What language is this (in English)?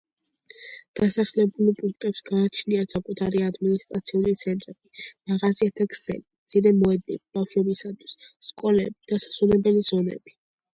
Georgian